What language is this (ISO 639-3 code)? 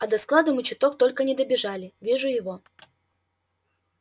rus